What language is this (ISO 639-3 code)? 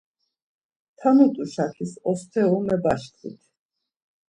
lzz